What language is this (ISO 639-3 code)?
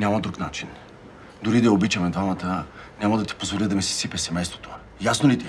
bul